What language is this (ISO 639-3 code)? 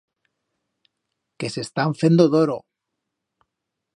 arg